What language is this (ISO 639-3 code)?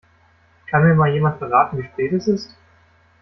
deu